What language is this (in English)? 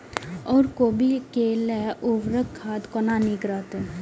Maithili